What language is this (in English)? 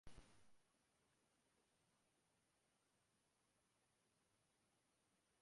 Uzbek